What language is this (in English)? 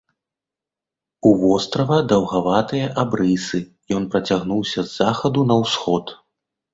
Belarusian